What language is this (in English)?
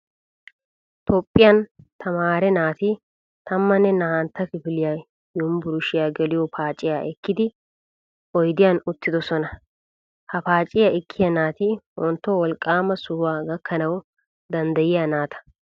Wolaytta